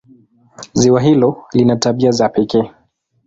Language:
Swahili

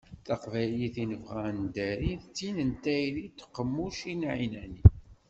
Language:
Kabyle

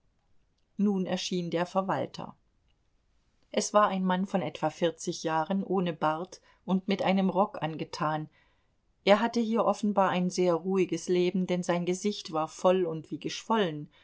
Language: German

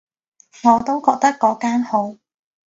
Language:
Cantonese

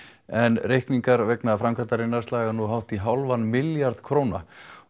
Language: Icelandic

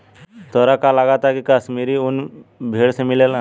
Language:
Bhojpuri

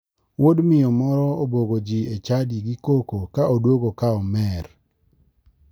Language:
Luo (Kenya and Tanzania)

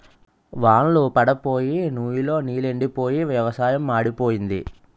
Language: Telugu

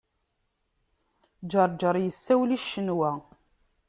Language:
Kabyle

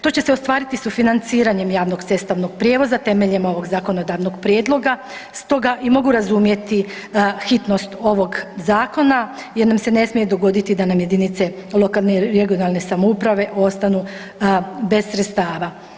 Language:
Croatian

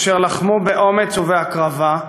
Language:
Hebrew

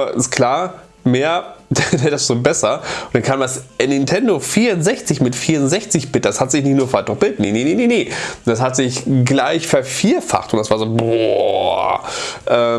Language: German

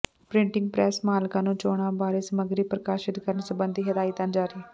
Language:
Punjabi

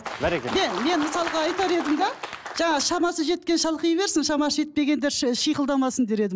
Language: Kazakh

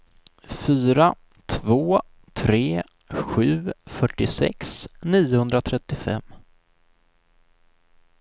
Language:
Swedish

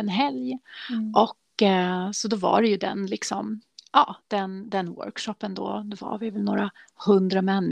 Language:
Swedish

